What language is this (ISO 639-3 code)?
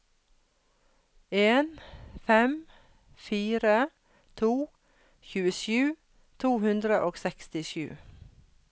nor